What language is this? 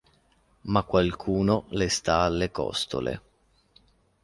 Italian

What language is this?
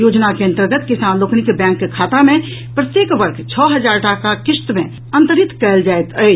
Maithili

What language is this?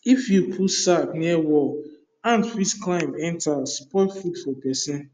Nigerian Pidgin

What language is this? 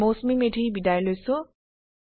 Assamese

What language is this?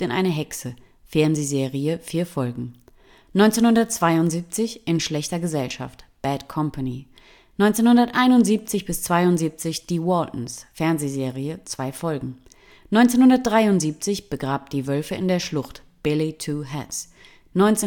German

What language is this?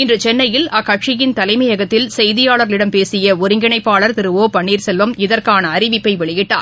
Tamil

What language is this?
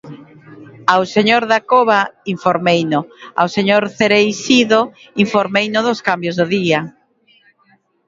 Galician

